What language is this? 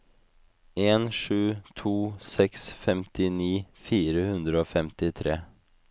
Norwegian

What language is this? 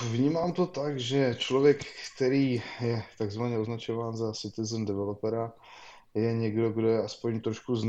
Czech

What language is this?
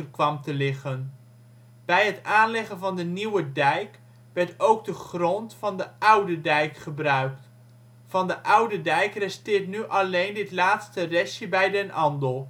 Dutch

